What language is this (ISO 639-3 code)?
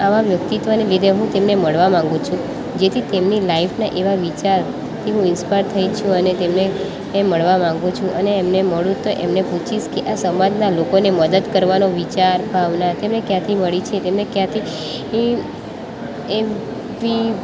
guj